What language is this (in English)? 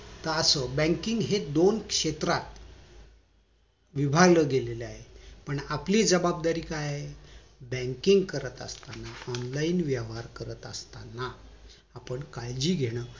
Marathi